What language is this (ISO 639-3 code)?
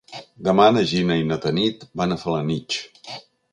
cat